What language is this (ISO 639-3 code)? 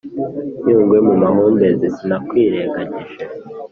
kin